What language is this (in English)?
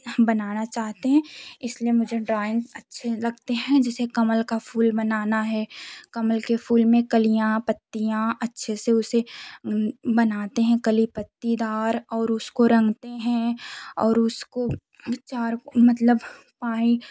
Hindi